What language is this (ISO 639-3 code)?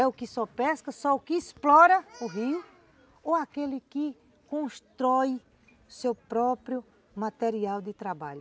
por